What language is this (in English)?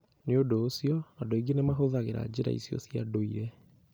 Kikuyu